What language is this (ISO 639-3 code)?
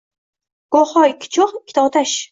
uzb